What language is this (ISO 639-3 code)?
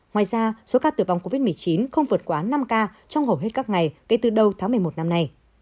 vie